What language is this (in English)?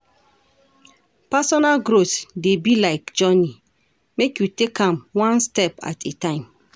Nigerian Pidgin